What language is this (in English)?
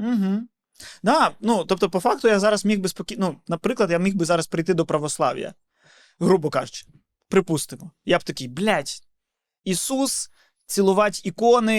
Ukrainian